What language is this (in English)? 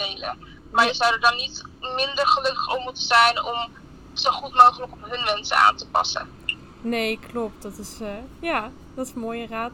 Dutch